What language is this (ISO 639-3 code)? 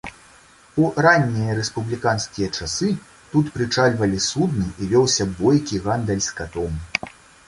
bel